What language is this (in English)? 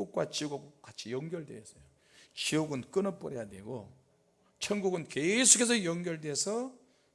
Korean